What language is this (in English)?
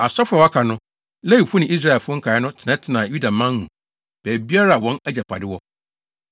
Akan